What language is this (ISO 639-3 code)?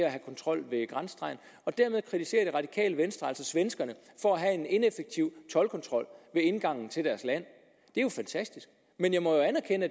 dan